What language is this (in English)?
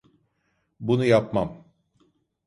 Turkish